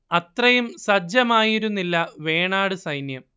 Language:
Malayalam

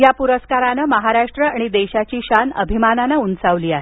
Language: Marathi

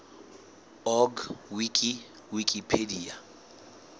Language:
Southern Sotho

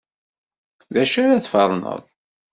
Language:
Kabyle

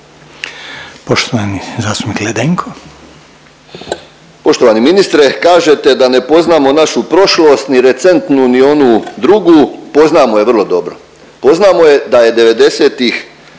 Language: Croatian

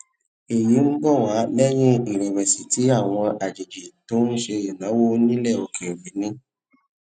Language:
Yoruba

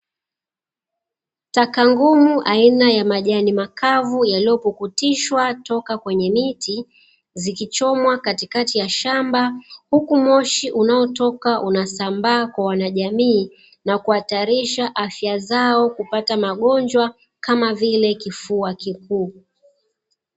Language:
Swahili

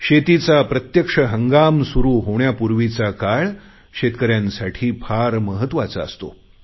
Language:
Marathi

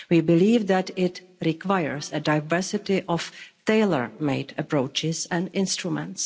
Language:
English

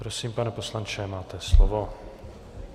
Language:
Czech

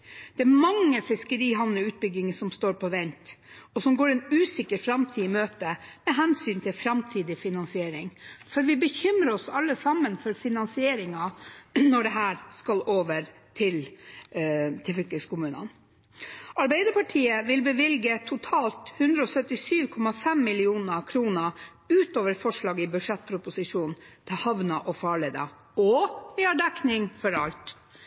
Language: Norwegian Nynorsk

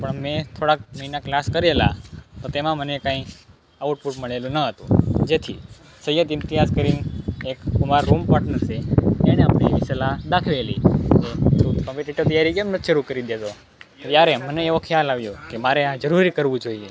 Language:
Gujarati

